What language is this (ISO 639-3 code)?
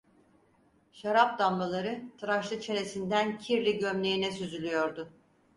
tur